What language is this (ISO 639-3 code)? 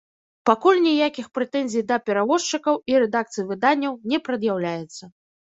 bel